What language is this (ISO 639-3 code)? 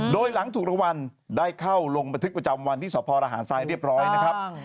tha